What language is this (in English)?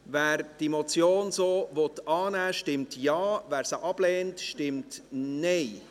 Swiss German